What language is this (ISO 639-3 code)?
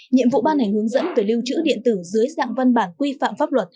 vie